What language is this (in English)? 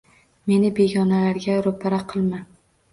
Uzbek